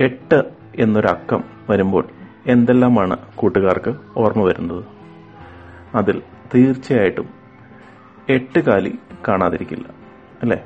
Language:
Malayalam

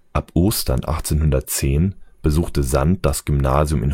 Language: German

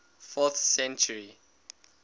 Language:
English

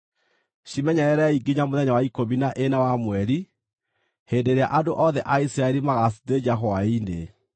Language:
Kikuyu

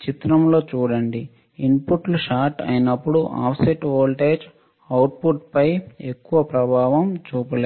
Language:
Telugu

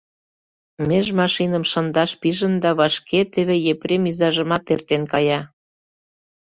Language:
Mari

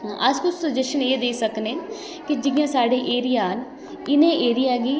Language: Dogri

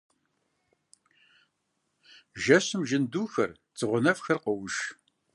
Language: Kabardian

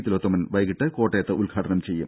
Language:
Malayalam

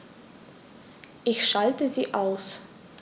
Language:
German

